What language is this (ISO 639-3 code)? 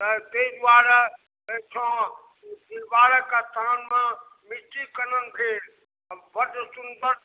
mai